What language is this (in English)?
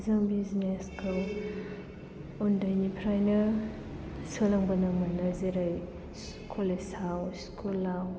Bodo